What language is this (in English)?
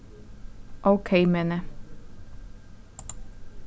Faroese